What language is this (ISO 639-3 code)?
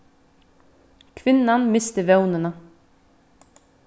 fao